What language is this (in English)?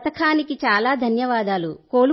Telugu